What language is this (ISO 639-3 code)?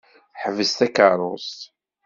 kab